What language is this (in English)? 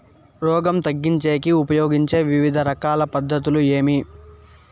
Telugu